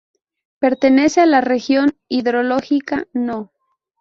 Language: Spanish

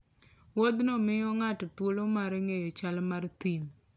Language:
Luo (Kenya and Tanzania)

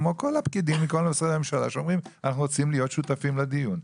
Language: Hebrew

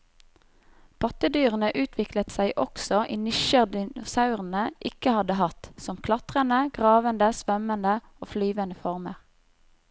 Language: Norwegian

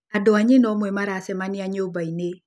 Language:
Kikuyu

